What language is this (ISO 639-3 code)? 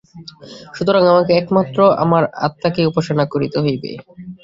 ben